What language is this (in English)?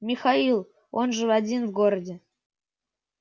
Russian